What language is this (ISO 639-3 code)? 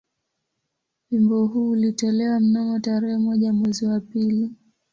swa